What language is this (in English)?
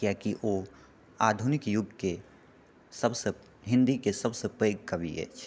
Maithili